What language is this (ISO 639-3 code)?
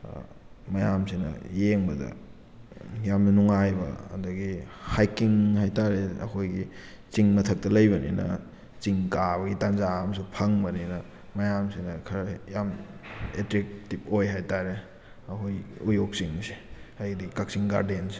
mni